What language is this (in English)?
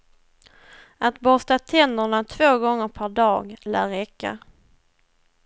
Swedish